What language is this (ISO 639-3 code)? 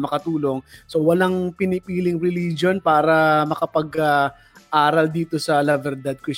fil